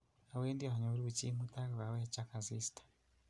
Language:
Kalenjin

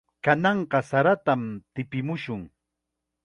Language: Chiquián Ancash Quechua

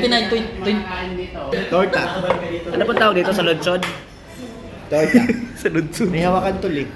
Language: Filipino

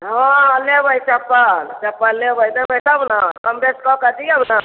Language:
Maithili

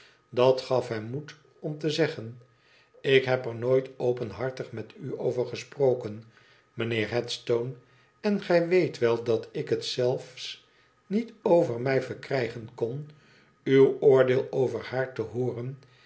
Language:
Dutch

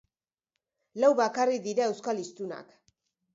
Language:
Basque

